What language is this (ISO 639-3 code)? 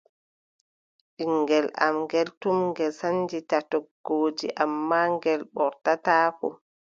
fub